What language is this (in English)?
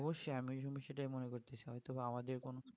Bangla